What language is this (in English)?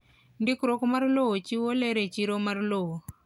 Luo (Kenya and Tanzania)